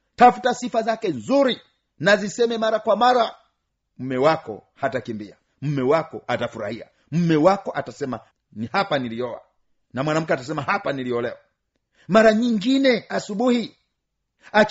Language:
Swahili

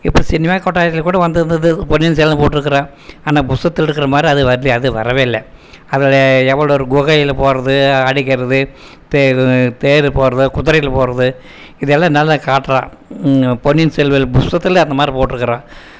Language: Tamil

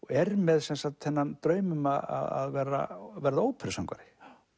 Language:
Icelandic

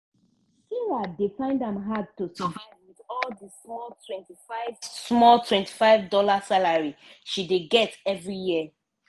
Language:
Nigerian Pidgin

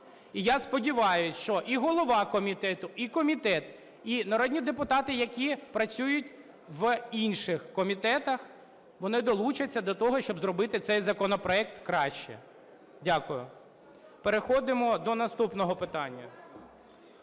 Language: Ukrainian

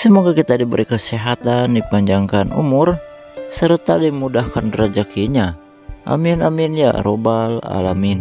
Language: Indonesian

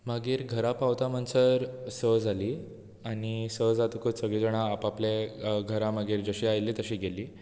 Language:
Konkani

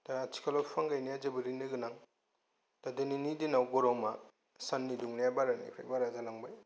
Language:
Bodo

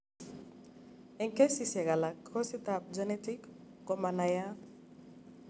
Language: Kalenjin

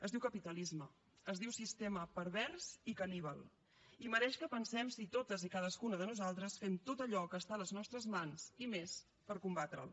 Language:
Catalan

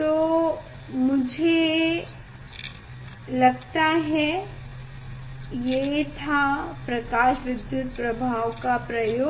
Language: Hindi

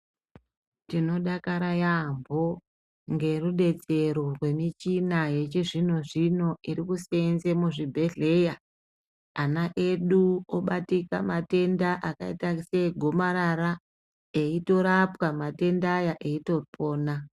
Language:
Ndau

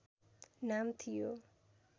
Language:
Nepali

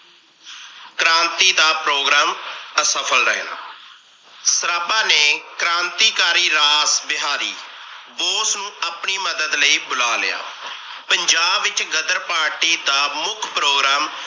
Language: Punjabi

